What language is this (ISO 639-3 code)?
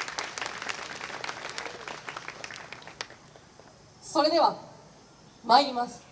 jpn